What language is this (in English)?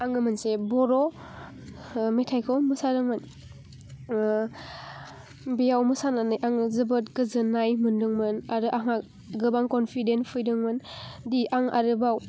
Bodo